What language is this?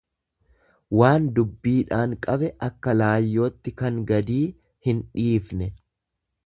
Oromo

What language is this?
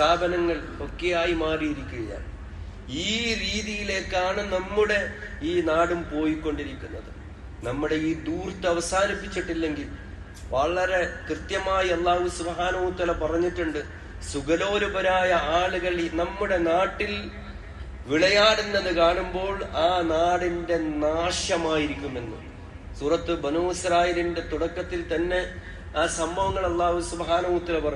Malayalam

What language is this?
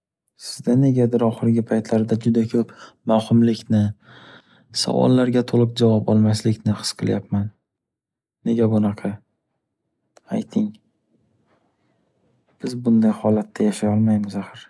Uzbek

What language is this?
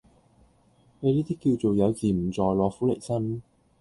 Cantonese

